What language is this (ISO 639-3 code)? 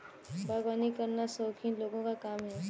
hin